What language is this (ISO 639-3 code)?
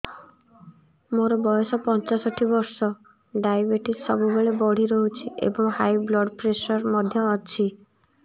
ori